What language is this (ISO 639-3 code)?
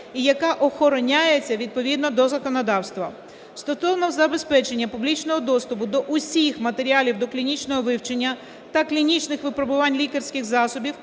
ukr